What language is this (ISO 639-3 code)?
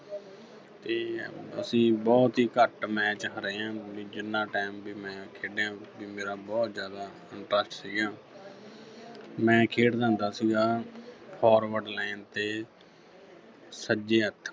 pan